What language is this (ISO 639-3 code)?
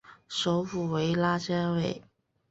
zho